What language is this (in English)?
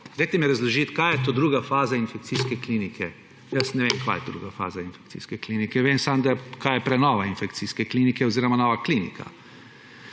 Slovenian